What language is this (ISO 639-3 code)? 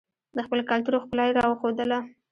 pus